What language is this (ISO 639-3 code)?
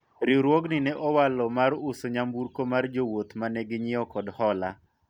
luo